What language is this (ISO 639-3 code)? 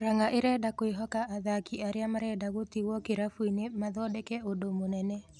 kik